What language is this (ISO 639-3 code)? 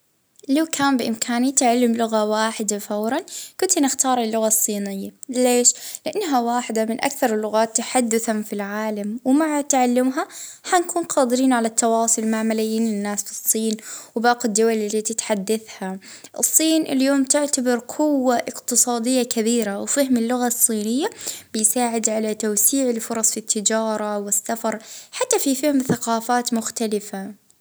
ayl